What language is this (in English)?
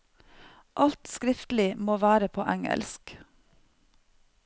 Norwegian